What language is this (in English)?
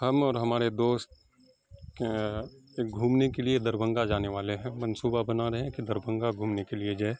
Urdu